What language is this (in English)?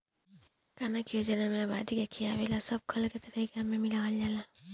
Bhojpuri